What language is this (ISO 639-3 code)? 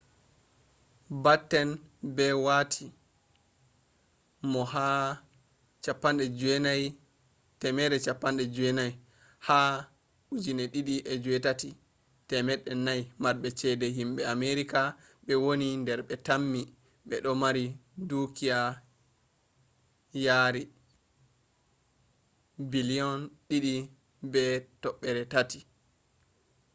ful